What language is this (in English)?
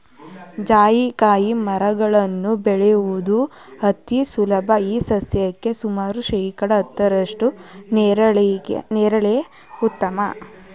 Kannada